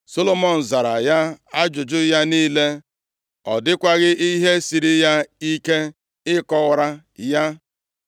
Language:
Igbo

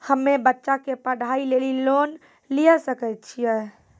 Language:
Maithili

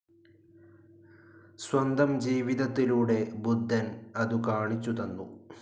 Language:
Malayalam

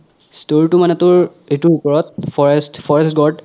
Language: Assamese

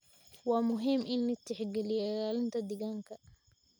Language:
Somali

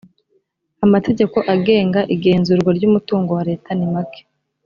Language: Kinyarwanda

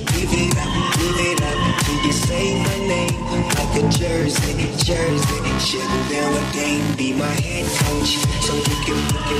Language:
Polish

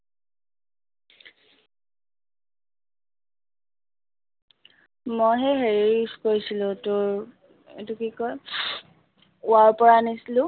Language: Assamese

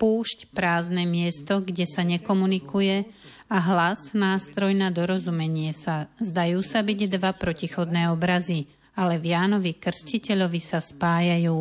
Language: Slovak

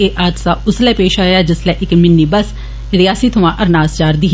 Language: Dogri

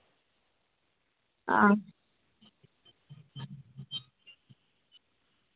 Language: Dogri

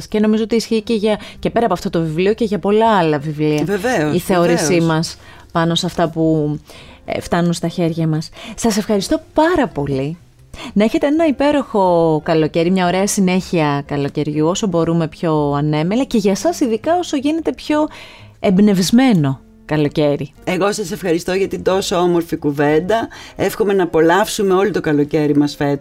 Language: Greek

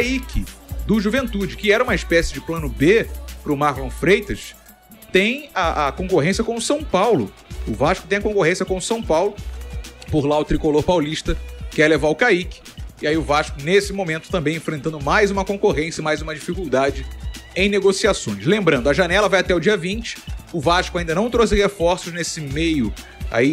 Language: Portuguese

